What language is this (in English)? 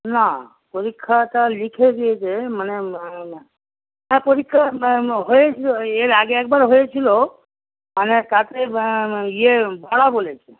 Bangla